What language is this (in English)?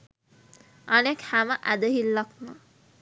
Sinhala